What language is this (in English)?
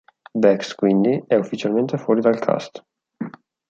Italian